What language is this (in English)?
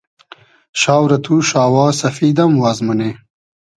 Hazaragi